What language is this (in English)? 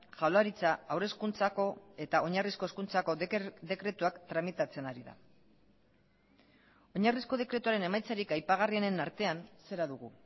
Basque